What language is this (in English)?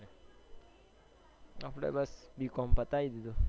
Gujarati